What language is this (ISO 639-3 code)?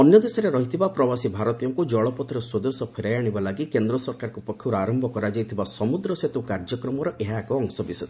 ori